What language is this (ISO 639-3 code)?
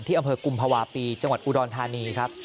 tha